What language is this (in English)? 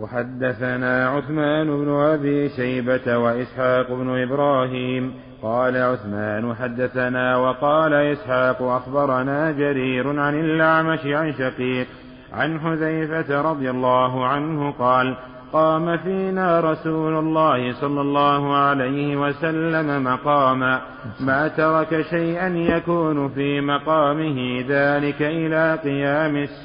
Arabic